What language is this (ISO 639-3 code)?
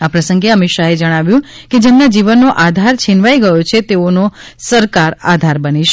guj